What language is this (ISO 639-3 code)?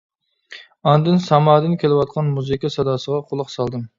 uig